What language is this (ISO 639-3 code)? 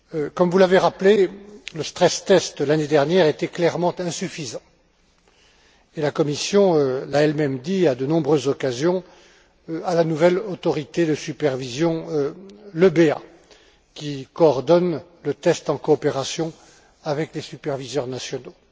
fra